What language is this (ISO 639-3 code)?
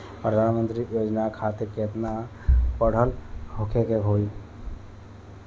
bho